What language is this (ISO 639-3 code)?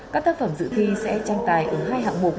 vie